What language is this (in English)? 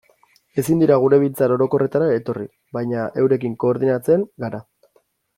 Basque